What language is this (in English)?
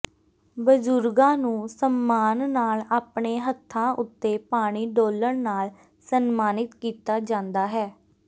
Punjabi